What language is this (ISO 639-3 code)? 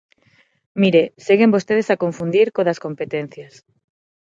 glg